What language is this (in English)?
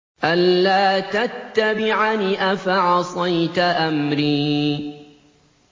Arabic